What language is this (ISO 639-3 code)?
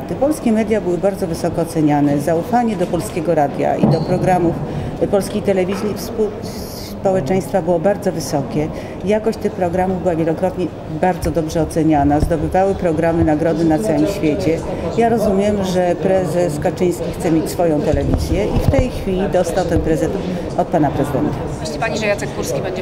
pol